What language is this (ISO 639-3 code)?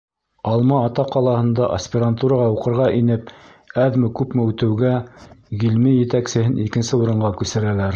bak